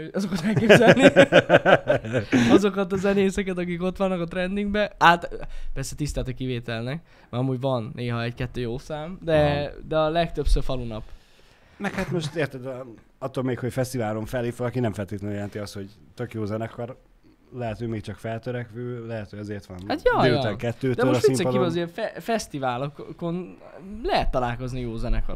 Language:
Hungarian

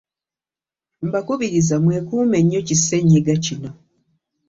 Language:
Ganda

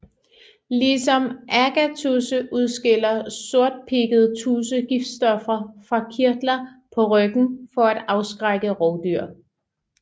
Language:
Danish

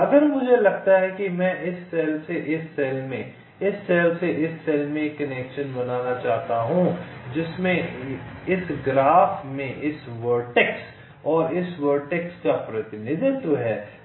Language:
Hindi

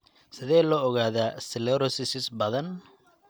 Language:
Somali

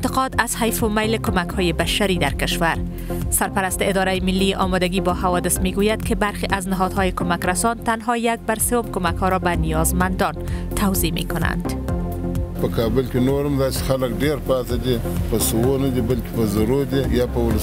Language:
Persian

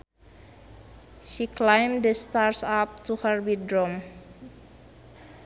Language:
Sundanese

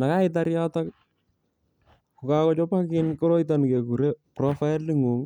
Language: Kalenjin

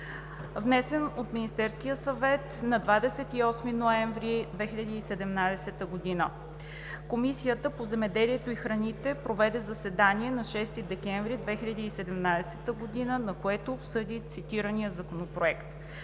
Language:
Bulgarian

